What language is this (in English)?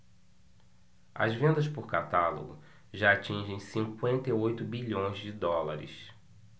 Portuguese